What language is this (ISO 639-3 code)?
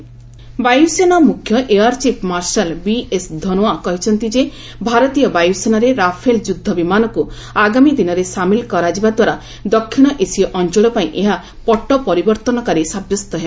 ori